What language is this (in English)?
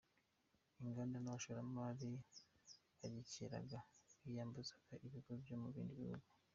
Kinyarwanda